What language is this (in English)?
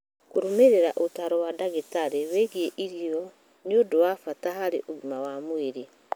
Kikuyu